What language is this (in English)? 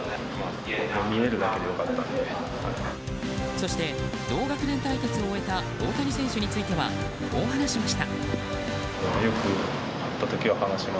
Japanese